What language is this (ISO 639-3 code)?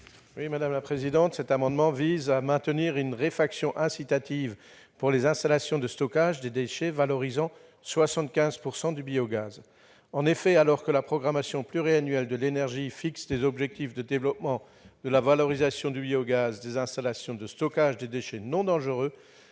fra